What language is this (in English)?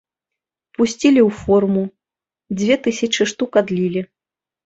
Belarusian